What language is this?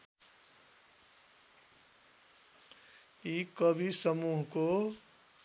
Nepali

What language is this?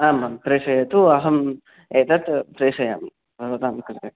Sanskrit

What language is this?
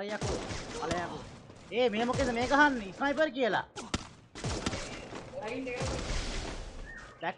Indonesian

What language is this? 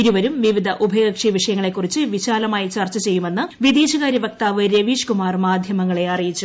Malayalam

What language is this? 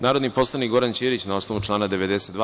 Serbian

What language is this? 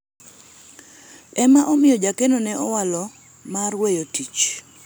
Luo (Kenya and Tanzania)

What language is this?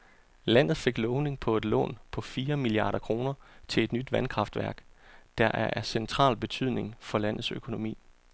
Danish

